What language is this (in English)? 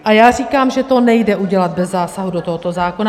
Czech